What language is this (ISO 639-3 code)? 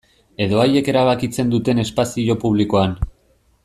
eus